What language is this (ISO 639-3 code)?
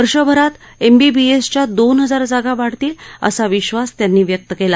mar